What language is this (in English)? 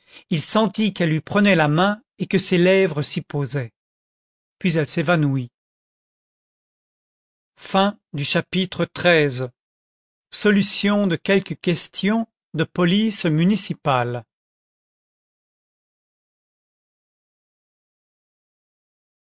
French